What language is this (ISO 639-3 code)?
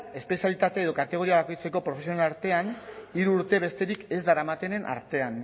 eus